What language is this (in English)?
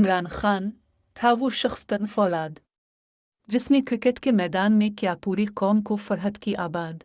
Urdu